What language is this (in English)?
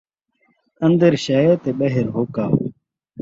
Saraiki